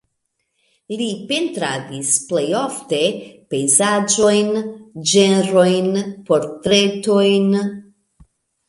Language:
Esperanto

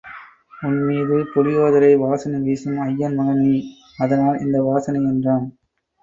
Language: Tamil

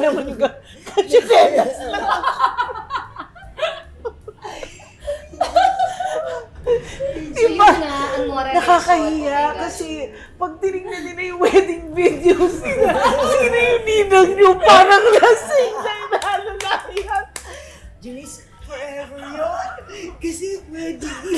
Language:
Filipino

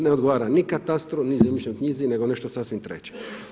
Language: Croatian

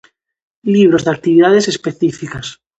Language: Galician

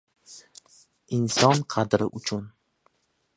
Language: Uzbek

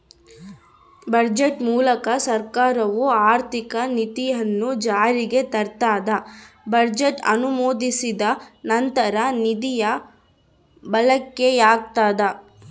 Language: Kannada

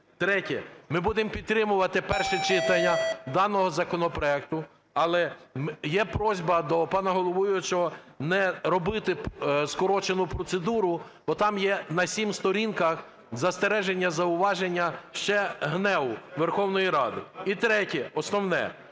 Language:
Ukrainian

